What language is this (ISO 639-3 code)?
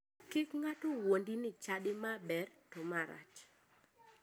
luo